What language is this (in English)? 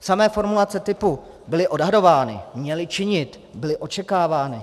Czech